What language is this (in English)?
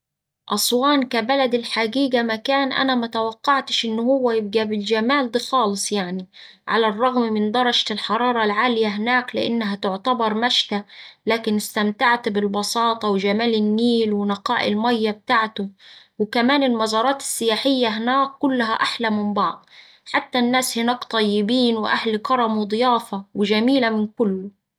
Saidi Arabic